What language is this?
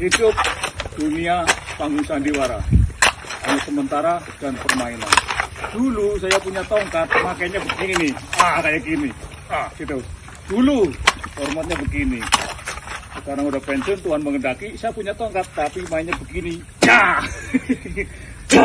Indonesian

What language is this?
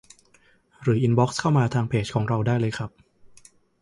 Thai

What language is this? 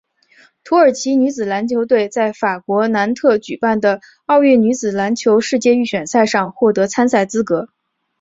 Chinese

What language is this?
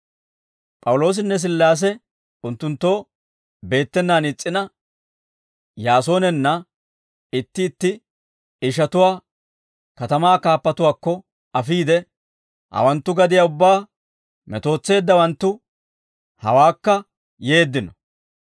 Dawro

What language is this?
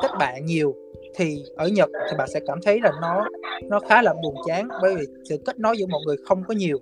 Vietnamese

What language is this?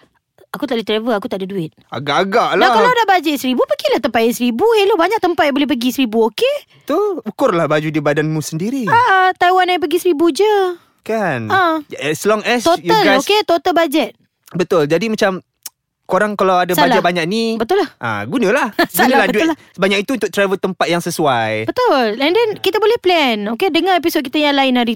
Malay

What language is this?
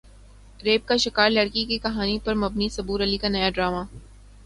Urdu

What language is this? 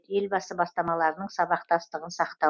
Kazakh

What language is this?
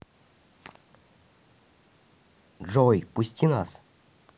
Russian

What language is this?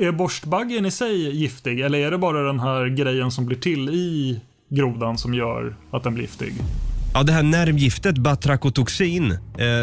Swedish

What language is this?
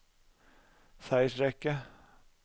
Norwegian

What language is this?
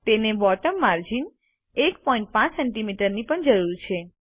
Gujarati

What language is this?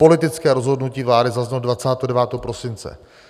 Czech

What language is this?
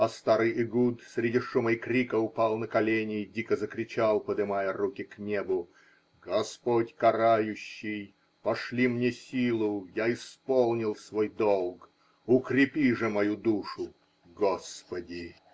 Russian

